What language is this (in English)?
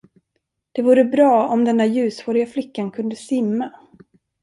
Swedish